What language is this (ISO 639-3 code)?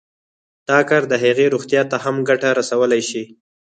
pus